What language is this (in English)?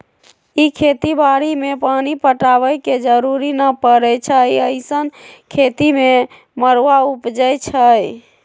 Magahi